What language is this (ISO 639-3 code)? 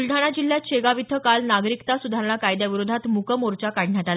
mar